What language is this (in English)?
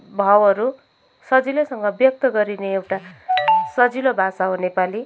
Nepali